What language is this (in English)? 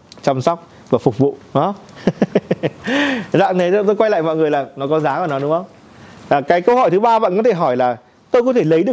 Vietnamese